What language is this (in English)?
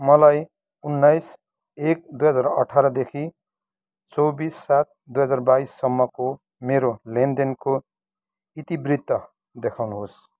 Nepali